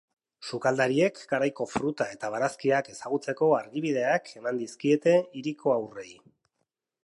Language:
Basque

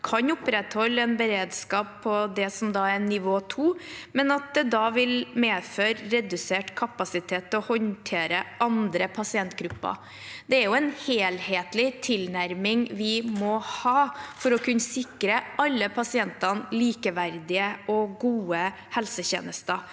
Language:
Norwegian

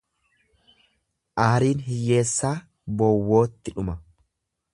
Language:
Oromo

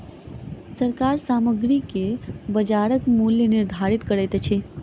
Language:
Maithili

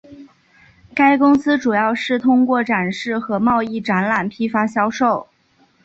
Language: Chinese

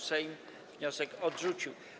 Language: Polish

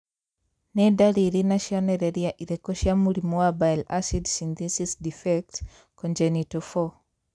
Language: Kikuyu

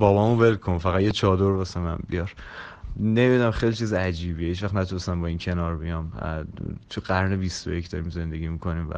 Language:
Persian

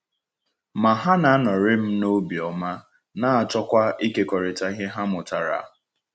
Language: Igbo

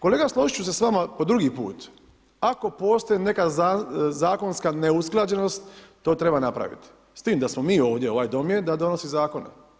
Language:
Croatian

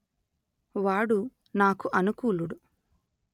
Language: Telugu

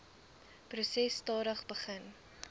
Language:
Afrikaans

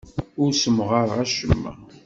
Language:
Kabyle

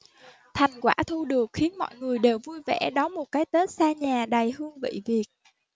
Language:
Vietnamese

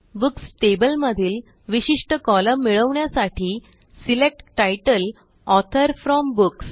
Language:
Marathi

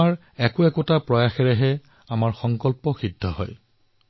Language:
Assamese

